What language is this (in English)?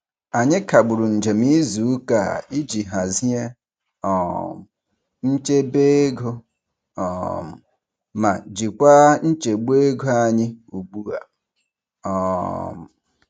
Igbo